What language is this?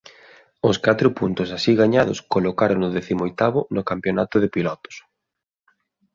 Galician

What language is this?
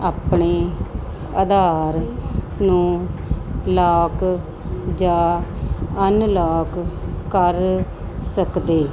Punjabi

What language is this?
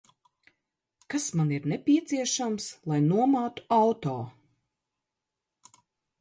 Latvian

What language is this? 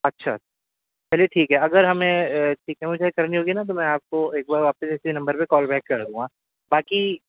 Urdu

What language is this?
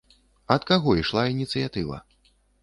Belarusian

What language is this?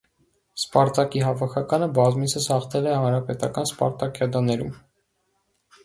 Armenian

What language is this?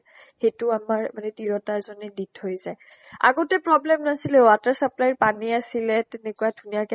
Assamese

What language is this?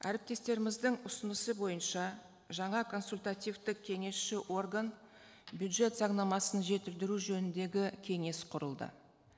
Kazakh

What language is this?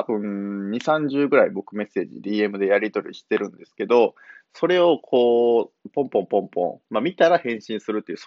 Japanese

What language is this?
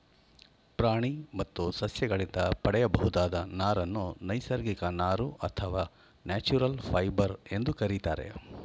Kannada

